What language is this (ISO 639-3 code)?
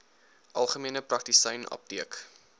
afr